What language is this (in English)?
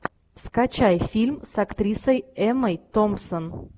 Russian